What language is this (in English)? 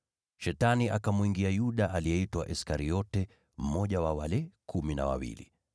Swahili